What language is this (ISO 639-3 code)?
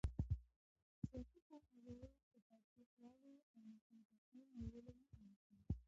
pus